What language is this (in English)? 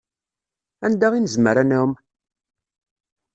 Kabyle